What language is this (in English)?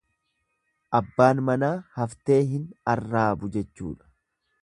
Oromo